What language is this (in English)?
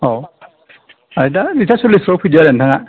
Bodo